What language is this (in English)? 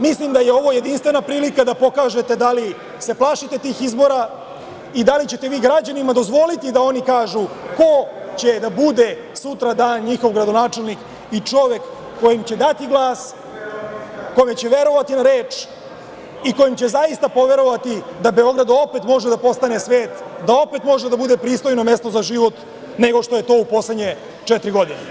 Serbian